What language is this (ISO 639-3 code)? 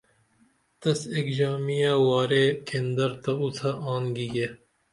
dml